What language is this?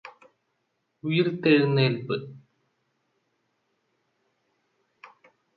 Malayalam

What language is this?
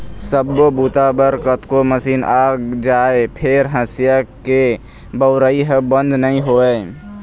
Chhattisgarhi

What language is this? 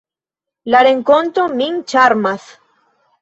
Esperanto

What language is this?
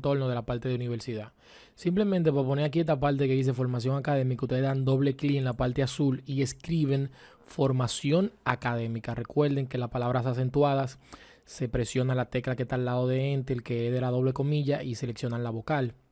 Spanish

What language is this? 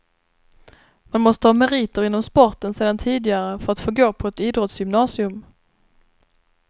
Swedish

